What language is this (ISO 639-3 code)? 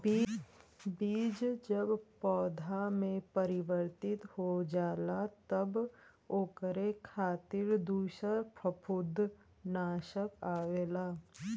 bho